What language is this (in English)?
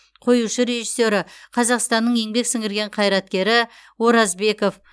Kazakh